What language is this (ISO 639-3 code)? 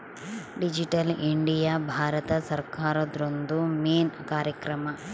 kan